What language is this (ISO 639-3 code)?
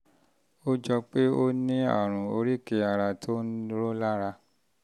yor